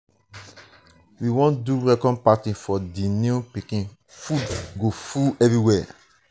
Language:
Nigerian Pidgin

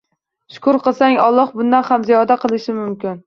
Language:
Uzbek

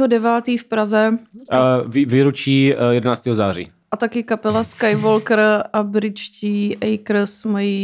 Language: Czech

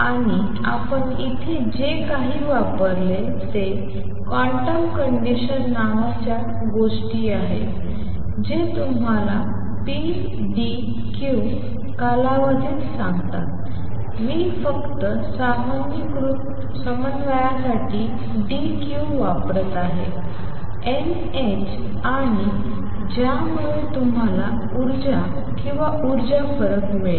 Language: Marathi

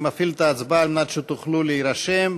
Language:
Hebrew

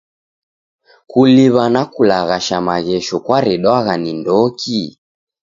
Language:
Taita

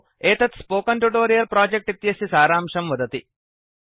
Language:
Sanskrit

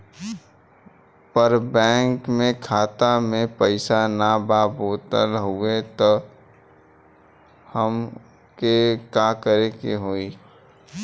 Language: Bhojpuri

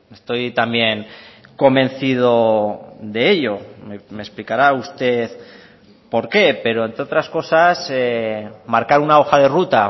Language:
Spanish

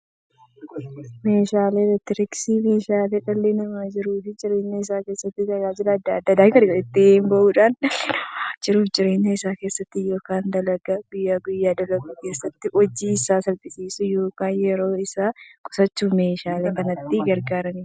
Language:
Oromo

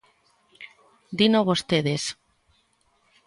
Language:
Galician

